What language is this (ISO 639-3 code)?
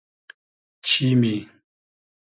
haz